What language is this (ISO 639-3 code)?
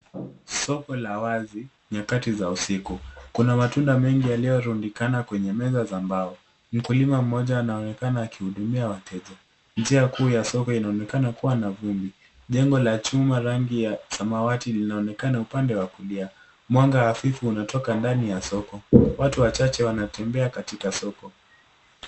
swa